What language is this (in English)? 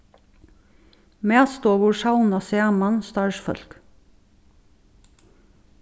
Faroese